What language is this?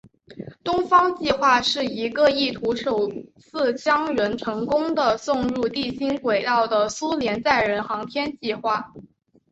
Chinese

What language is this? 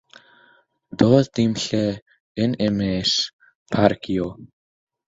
Welsh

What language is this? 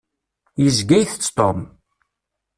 Kabyle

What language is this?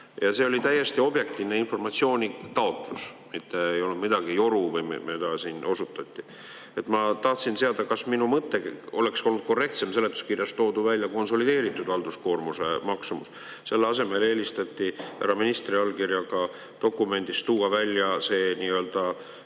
Estonian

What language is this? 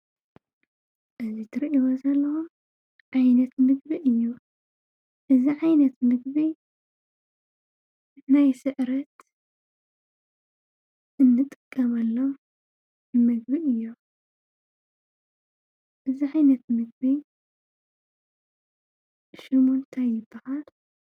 Tigrinya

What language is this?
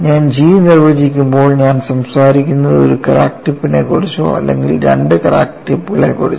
Malayalam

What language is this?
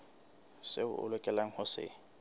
Southern Sotho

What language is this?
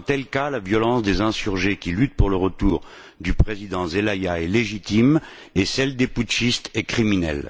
French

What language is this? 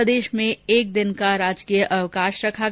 Hindi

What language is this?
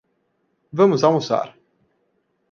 Portuguese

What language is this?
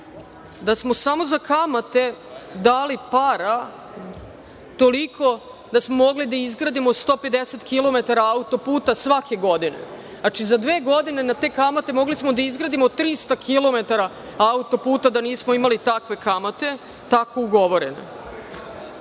Serbian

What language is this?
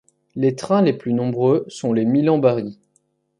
French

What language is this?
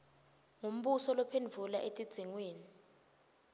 Swati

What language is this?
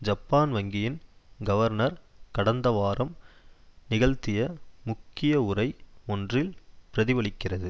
Tamil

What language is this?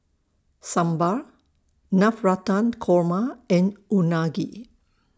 English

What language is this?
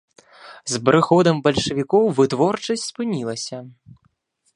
Belarusian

